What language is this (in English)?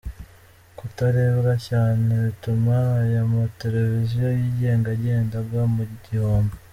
Kinyarwanda